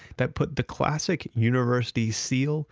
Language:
English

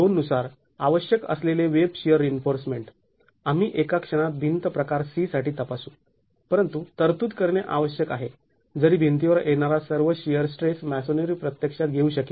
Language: Marathi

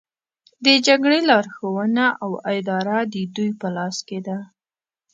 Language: Pashto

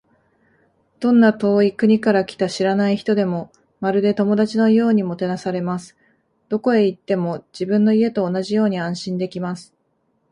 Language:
Japanese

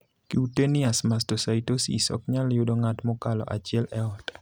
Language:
Luo (Kenya and Tanzania)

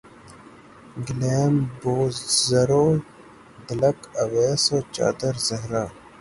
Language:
Urdu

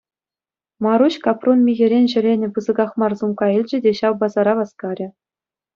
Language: Chuvash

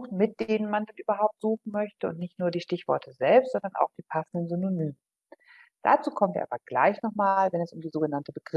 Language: German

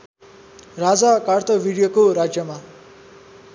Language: Nepali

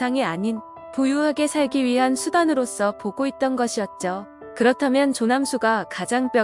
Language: Korean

